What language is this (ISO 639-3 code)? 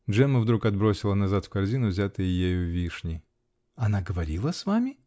rus